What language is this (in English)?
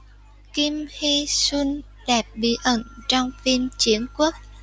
Vietnamese